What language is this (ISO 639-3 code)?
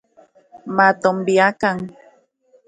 ncx